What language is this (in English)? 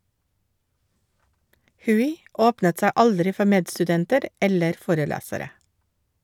Norwegian